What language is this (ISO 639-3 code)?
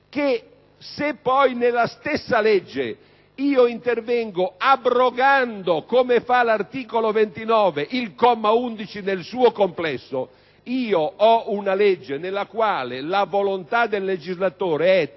ita